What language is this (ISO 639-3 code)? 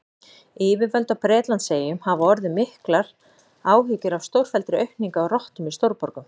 isl